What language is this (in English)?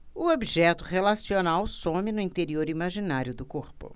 Portuguese